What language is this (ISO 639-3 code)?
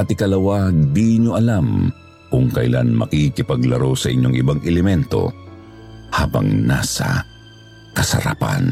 fil